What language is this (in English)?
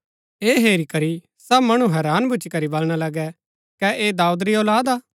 Gaddi